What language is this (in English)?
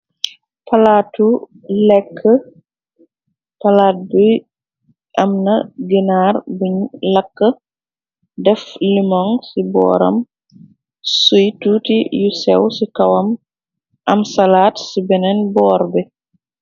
Wolof